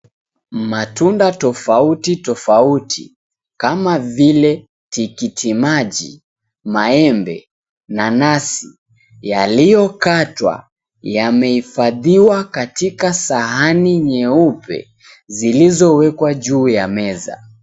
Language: Swahili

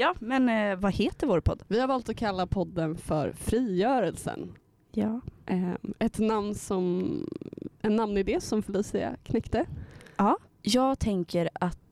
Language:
Swedish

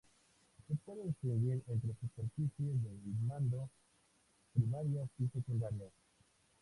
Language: Spanish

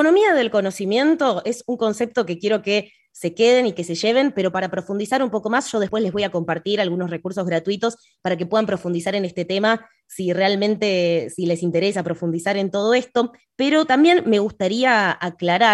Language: Spanish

